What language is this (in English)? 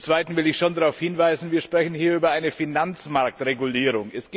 German